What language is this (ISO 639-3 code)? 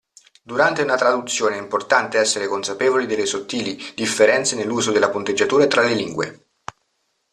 ita